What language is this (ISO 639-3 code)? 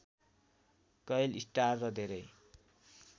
nep